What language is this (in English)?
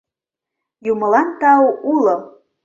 Mari